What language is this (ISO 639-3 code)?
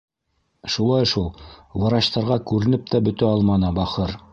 bak